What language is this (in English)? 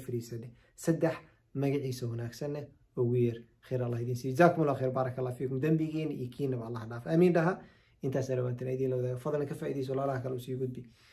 Arabic